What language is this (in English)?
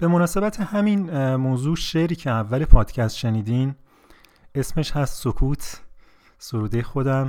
Persian